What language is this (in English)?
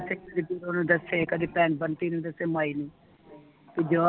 Punjabi